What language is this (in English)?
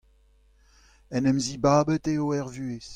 Breton